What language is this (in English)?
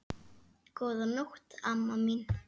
Icelandic